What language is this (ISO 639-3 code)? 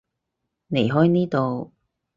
yue